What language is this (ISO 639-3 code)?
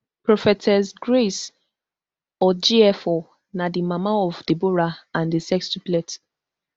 pcm